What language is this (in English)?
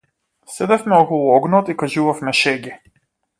Macedonian